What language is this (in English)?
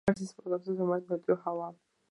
Georgian